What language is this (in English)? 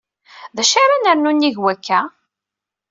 Kabyle